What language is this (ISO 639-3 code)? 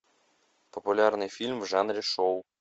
rus